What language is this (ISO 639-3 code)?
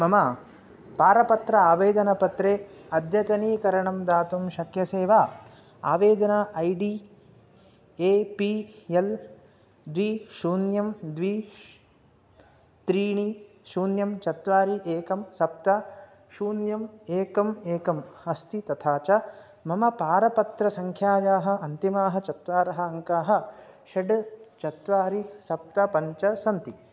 san